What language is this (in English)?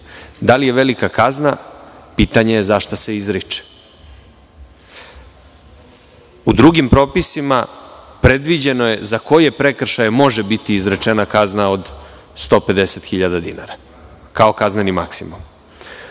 Serbian